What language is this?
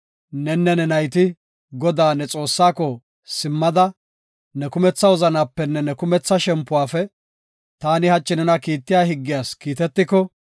Gofa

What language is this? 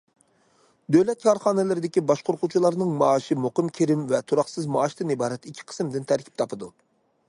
Uyghur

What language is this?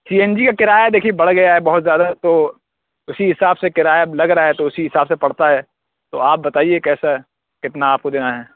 Urdu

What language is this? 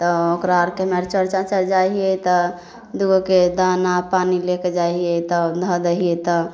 Maithili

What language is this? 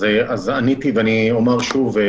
Hebrew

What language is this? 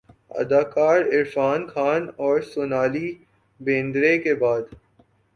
Urdu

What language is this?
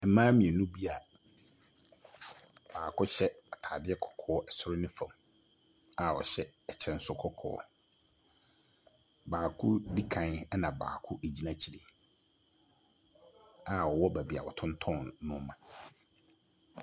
Akan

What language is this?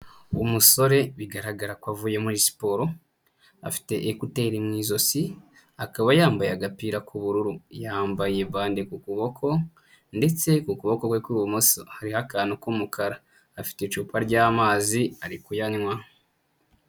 Kinyarwanda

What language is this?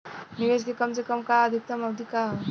Bhojpuri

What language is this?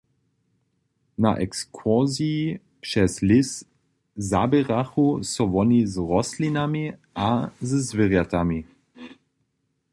Upper Sorbian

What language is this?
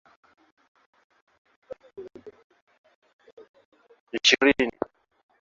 Swahili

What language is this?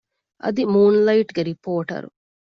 Divehi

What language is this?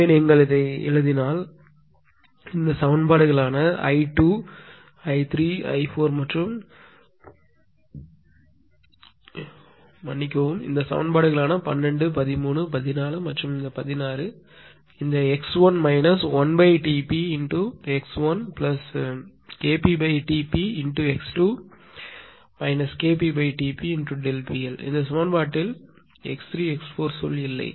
Tamil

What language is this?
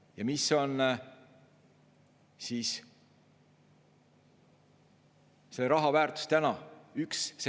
Estonian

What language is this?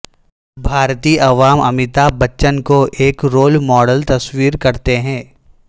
Urdu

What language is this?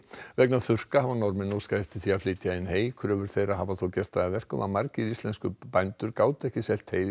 Icelandic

